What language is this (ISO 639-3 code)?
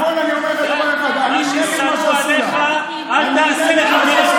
heb